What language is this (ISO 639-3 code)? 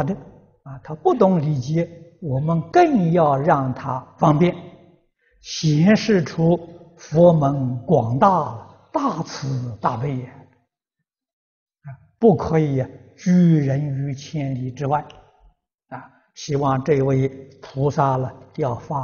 zho